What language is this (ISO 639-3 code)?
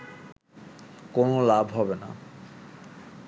ben